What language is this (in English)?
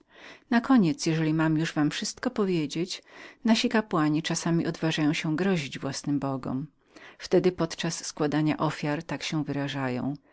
Polish